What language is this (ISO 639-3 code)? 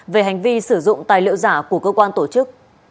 vie